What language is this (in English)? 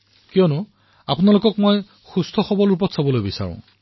Assamese